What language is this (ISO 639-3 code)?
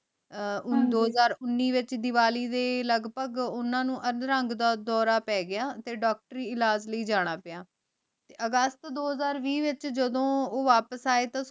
pan